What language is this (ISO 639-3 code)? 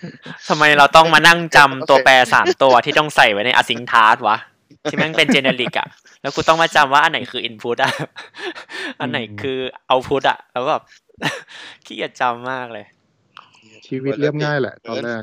tha